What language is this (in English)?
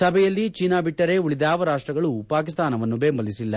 Kannada